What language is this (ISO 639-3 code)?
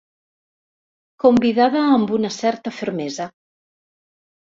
cat